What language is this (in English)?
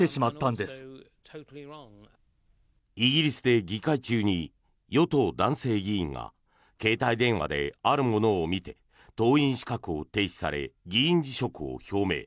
Japanese